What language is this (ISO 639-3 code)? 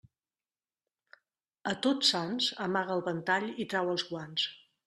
cat